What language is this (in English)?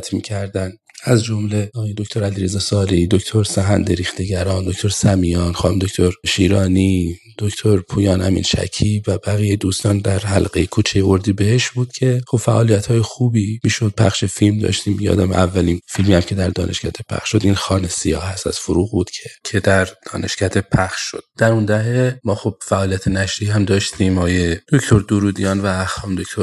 Persian